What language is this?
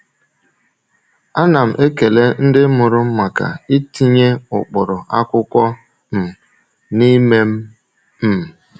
Igbo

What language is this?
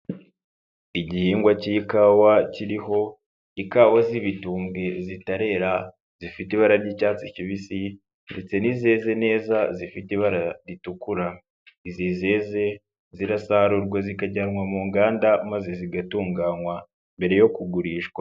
Kinyarwanda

